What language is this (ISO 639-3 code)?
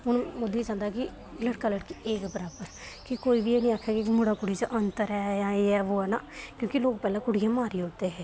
doi